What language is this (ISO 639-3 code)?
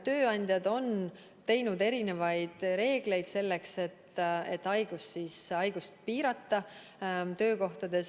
est